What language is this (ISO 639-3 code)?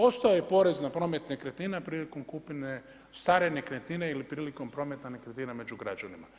hrv